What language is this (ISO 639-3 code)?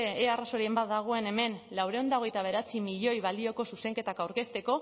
eus